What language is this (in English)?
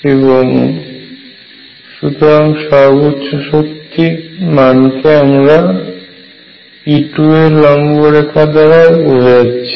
Bangla